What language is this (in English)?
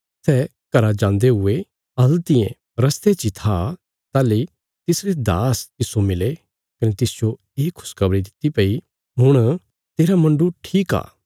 Bilaspuri